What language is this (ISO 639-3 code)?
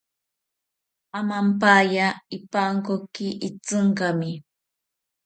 cpy